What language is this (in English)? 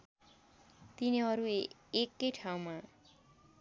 Nepali